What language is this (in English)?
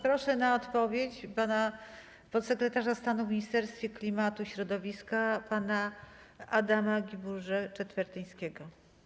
Polish